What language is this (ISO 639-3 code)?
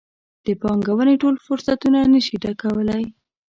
pus